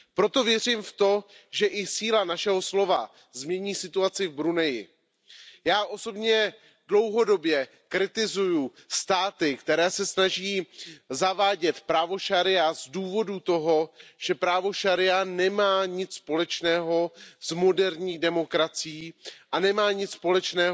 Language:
Czech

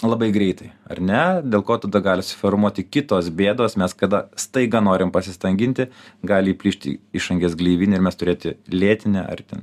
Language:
Lithuanian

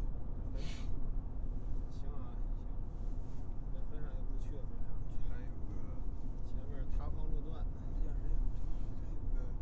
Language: Chinese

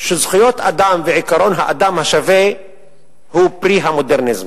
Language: Hebrew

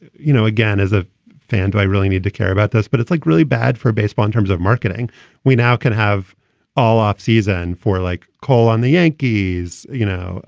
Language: English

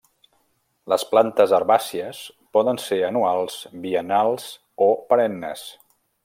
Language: Catalan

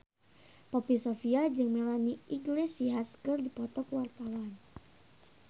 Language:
Sundanese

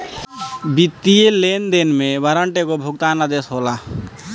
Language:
Bhojpuri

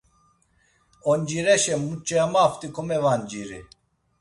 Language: Laz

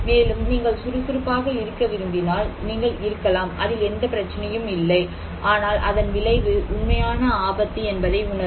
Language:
Tamil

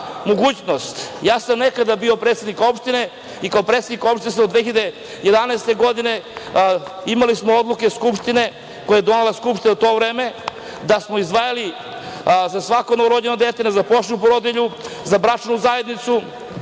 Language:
Serbian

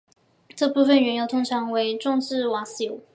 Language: Chinese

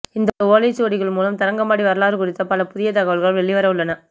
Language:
Tamil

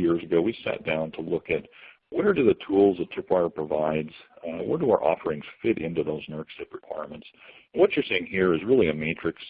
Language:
English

